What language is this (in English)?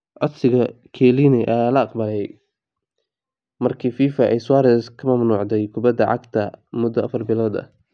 Somali